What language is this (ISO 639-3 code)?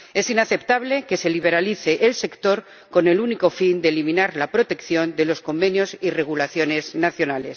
spa